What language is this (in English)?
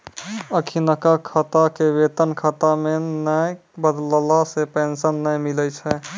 Maithili